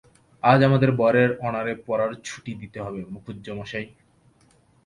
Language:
Bangla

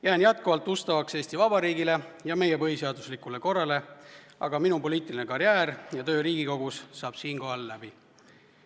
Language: Estonian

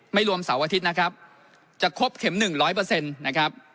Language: Thai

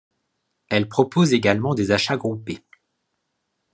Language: French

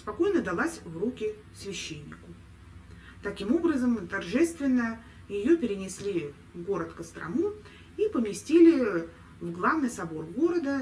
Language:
Russian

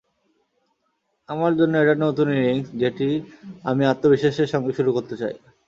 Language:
Bangla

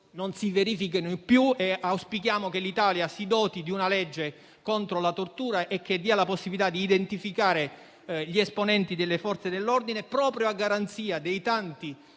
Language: Italian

